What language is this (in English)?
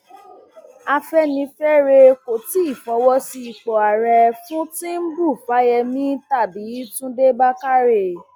Yoruba